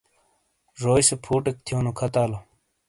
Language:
Shina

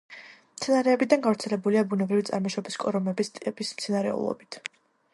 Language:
Georgian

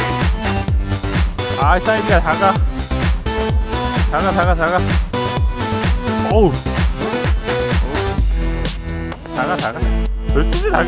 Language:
Korean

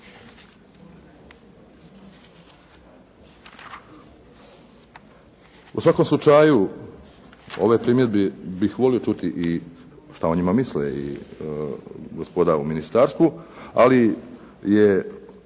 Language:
Croatian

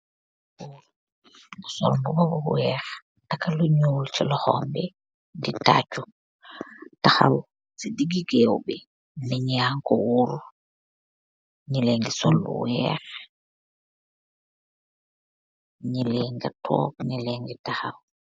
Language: Wolof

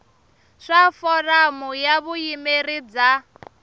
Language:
Tsonga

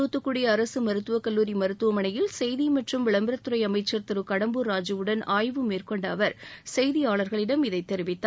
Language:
Tamil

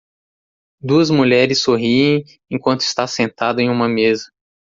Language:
Portuguese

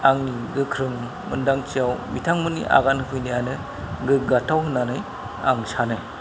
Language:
Bodo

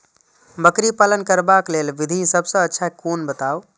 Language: Maithili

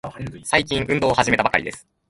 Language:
Japanese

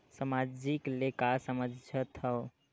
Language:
Chhattisgarhi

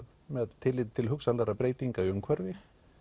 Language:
Icelandic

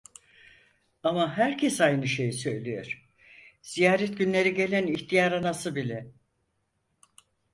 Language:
Turkish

